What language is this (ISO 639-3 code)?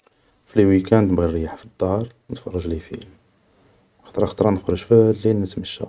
arq